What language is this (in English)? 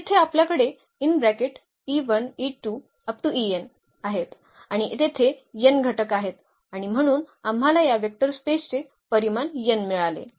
Marathi